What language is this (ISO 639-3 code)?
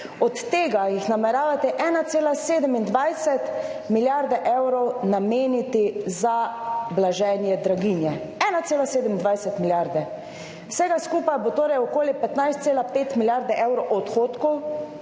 slv